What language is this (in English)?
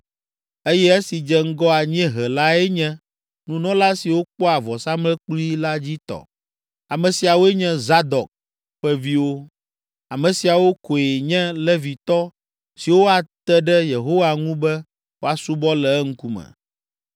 Ewe